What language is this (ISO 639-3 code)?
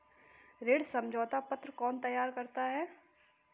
hin